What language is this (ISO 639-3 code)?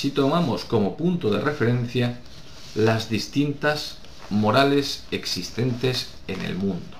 spa